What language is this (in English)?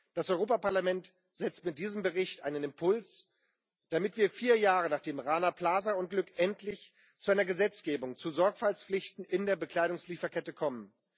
German